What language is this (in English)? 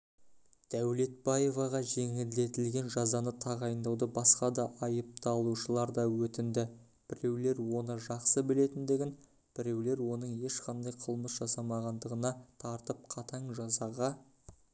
Kazakh